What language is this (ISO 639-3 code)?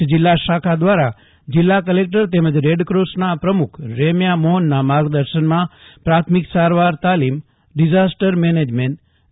guj